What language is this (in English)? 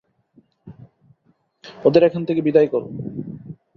Bangla